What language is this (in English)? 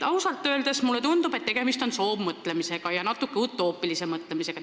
Estonian